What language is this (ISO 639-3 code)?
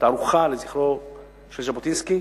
heb